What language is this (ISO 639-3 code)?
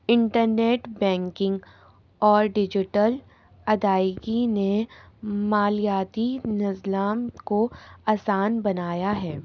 urd